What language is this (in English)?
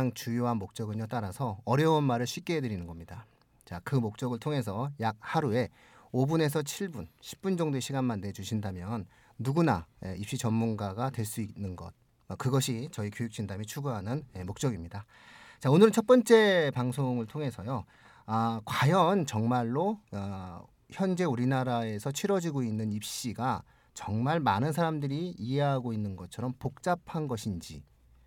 Korean